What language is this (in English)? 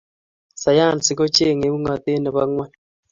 Kalenjin